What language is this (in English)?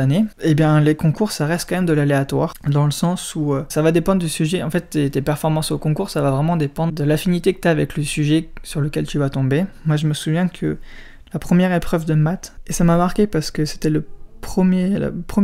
French